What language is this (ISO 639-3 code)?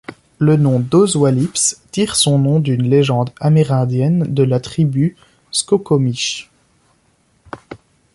fra